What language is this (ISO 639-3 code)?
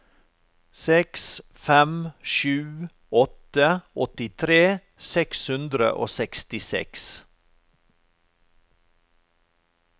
nor